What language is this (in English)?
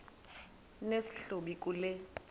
Xhosa